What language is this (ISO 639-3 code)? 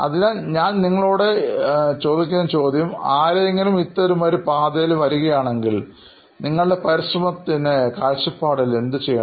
mal